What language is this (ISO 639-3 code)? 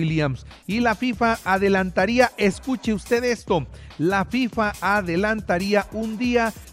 spa